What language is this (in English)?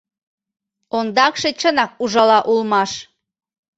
Mari